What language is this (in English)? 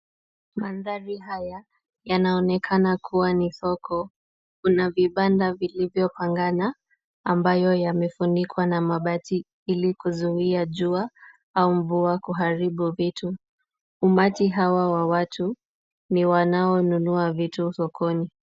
Swahili